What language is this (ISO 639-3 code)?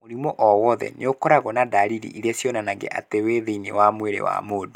kik